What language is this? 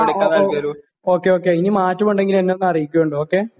Malayalam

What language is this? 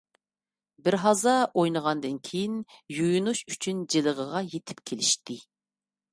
Uyghur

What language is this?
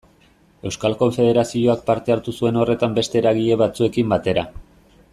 Basque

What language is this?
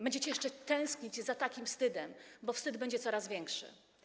Polish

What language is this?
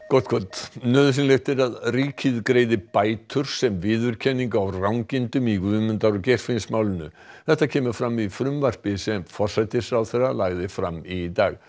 Icelandic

